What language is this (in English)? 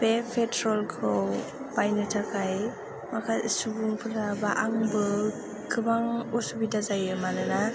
Bodo